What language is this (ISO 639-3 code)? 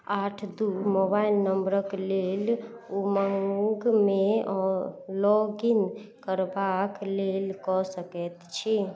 mai